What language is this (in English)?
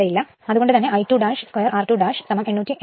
Malayalam